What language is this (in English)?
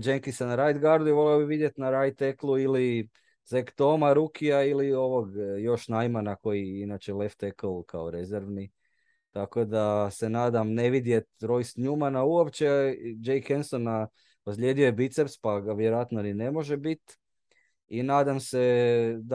Croatian